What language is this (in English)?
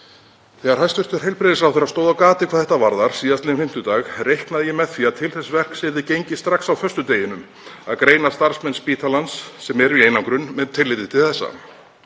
Icelandic